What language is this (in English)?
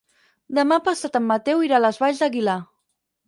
Catalan